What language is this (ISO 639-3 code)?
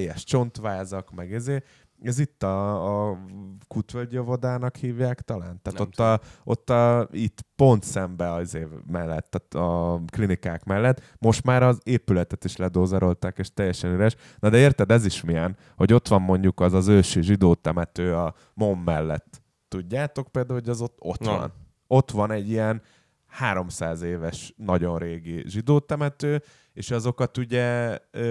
hun